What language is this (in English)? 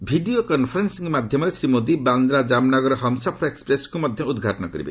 Odia